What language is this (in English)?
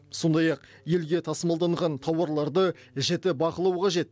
Kazakh